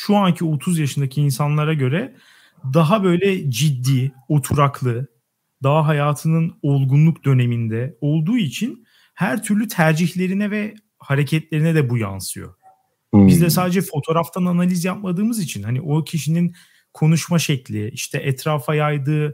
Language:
Turkish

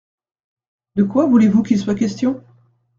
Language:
French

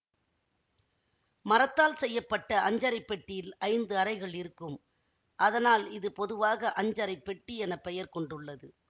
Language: Tamil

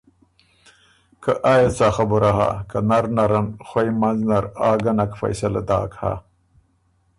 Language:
Ormuri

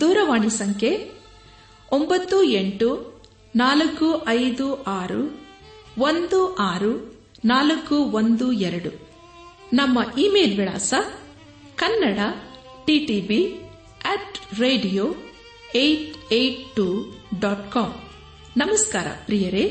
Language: Kannada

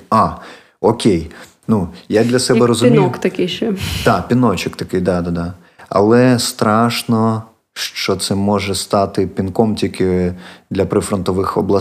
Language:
Ukrainian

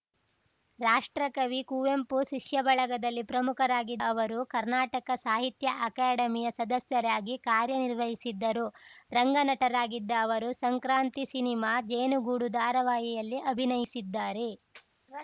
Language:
Kannada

